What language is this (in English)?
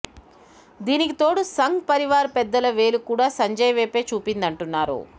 Telugu